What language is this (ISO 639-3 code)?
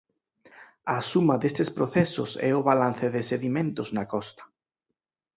glg